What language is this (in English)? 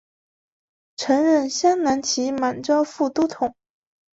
Chinese